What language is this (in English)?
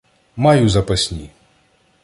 Ukrainian